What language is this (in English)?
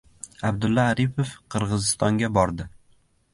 Uzbek